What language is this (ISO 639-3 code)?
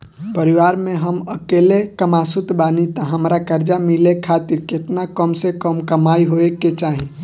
bho